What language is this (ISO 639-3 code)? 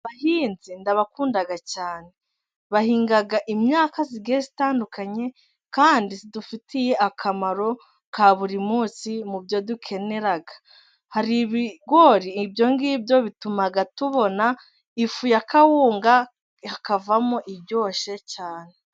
kin